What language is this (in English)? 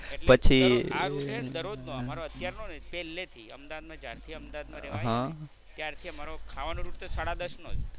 Gujarati